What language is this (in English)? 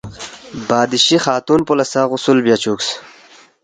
Balti